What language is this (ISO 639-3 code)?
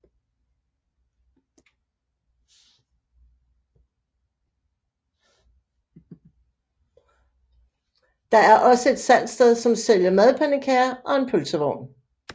dan